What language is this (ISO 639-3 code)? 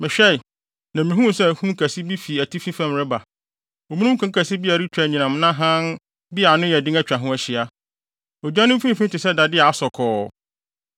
aka